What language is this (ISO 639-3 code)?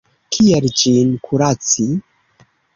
epo